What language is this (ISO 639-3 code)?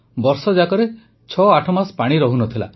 ori